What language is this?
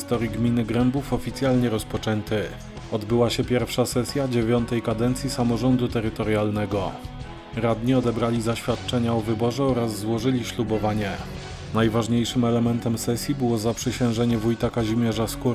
Polish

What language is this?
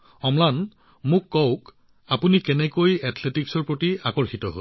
Assamese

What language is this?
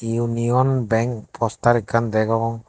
Chakma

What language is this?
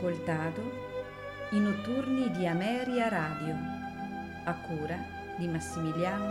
Italian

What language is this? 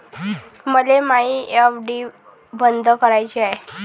Marathi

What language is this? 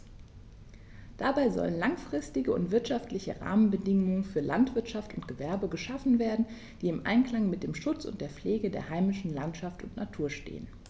German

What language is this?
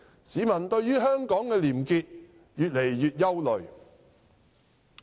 Cantonese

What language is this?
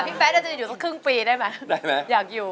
Thai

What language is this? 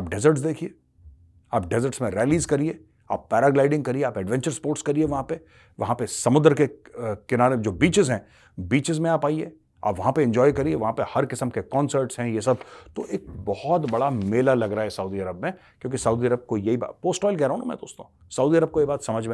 Hindi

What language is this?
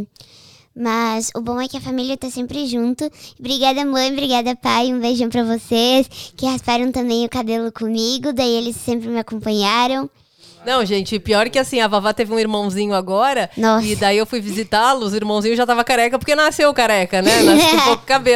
Portuguese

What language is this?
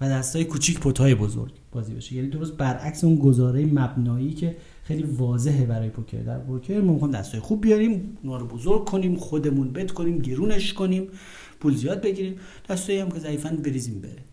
Persian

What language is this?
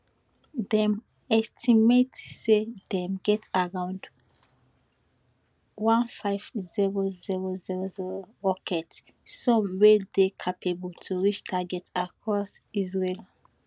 Nigerian Pidgin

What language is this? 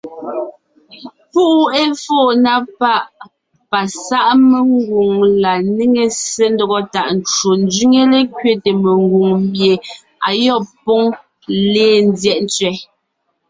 Ngiemboon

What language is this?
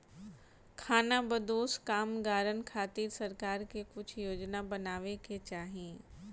Bhojpuri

